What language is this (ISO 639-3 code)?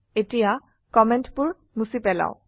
asm